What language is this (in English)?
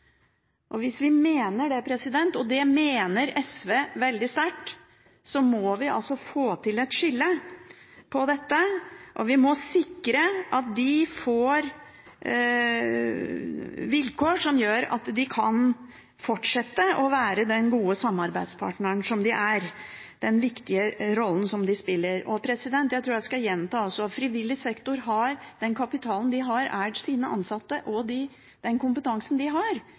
Norwegian Bokmål